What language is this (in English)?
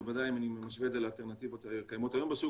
Hebrew